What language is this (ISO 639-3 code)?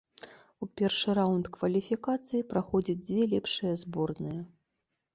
bel